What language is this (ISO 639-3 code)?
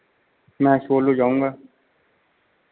hin